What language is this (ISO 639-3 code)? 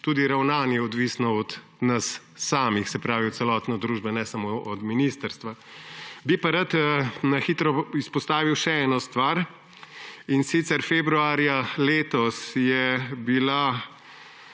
slv